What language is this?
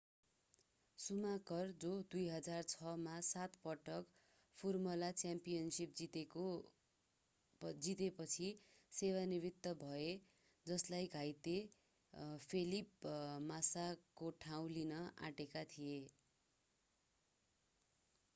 Nepali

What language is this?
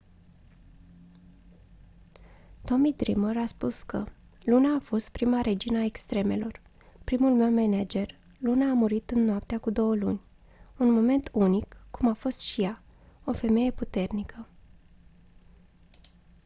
Romanian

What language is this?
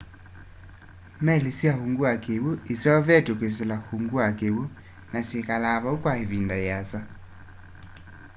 Kamba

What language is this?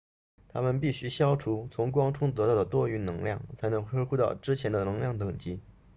Chinese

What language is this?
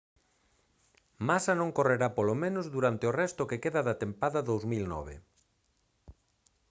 Galician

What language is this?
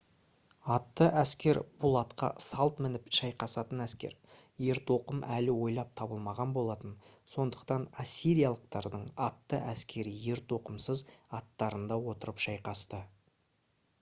Kazakh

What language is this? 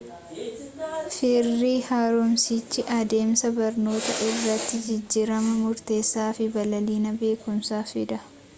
Oromo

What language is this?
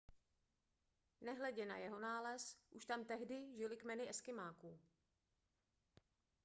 Czech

